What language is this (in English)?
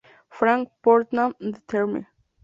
Spanish